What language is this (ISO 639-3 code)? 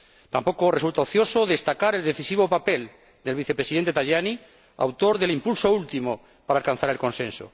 spa